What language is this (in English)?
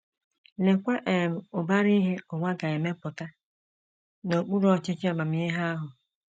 Igbo